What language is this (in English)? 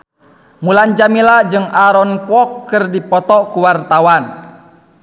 Sundanese